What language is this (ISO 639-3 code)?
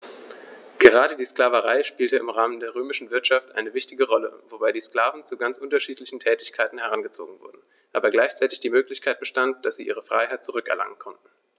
deu